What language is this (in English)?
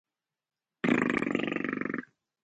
Spanish